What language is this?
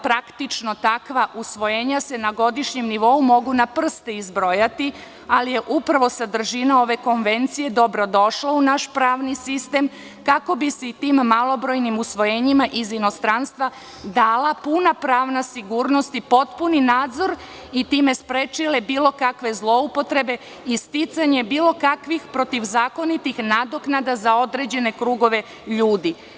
Serbian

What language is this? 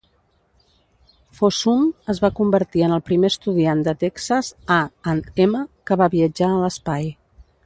Catalan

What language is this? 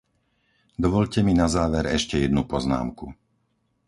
Slovak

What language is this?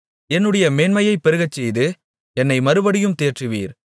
Tamil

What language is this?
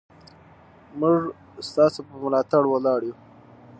Pashto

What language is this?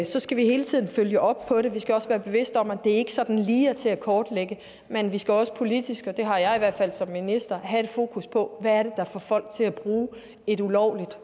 Danish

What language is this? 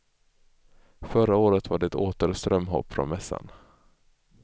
Swedish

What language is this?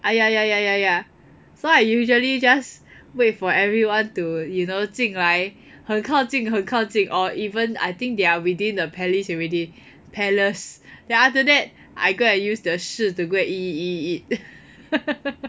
English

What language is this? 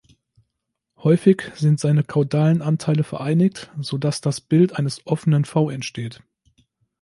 German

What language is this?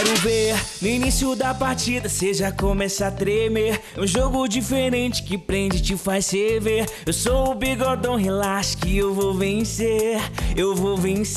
Portuguese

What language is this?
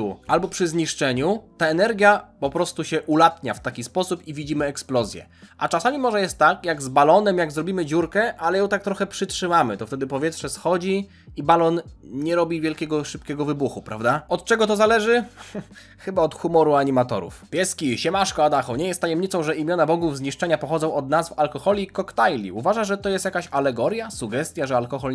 Polish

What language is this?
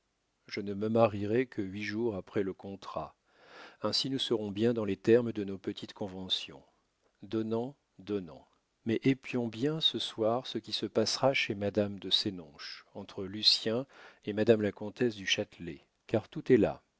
French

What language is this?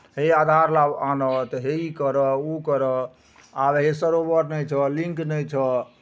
Maithili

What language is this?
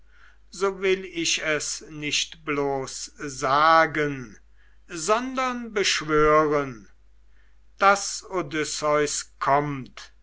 German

